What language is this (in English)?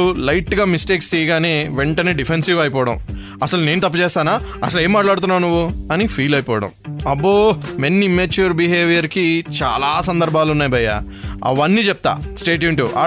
Telugu